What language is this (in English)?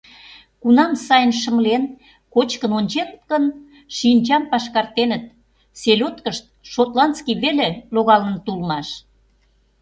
Mari